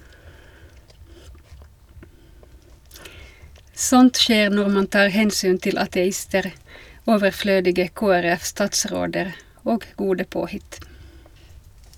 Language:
Norwegian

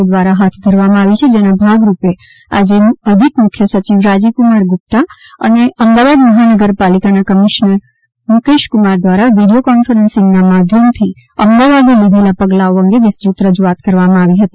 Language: Gujarati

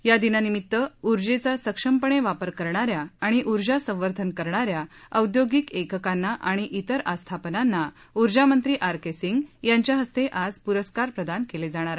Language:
Marathi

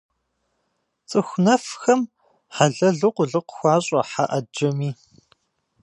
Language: Kabardian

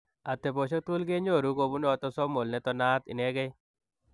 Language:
Kalenjin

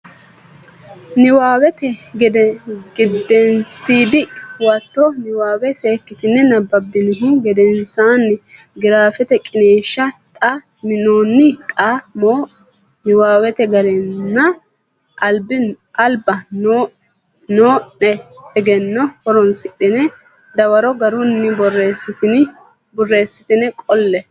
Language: Sidamo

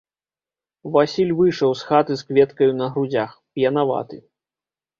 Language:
Belarusian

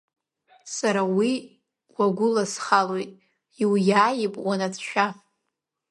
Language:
Abkhazian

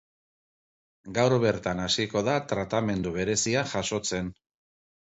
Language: Basque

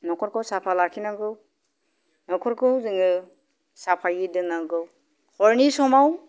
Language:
Bodo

